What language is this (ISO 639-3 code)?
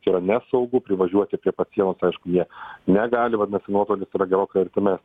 lit